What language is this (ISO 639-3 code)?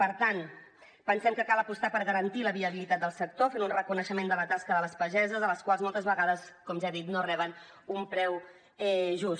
cat